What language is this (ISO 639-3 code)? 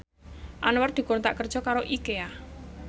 jav